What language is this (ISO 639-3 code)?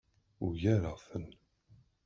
kab